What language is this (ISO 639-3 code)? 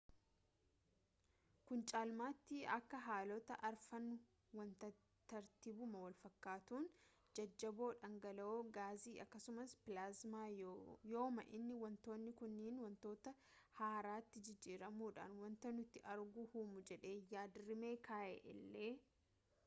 orm